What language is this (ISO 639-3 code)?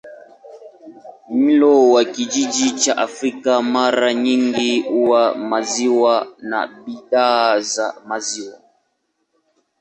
swa